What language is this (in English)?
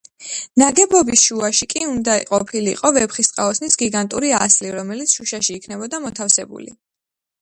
Georgian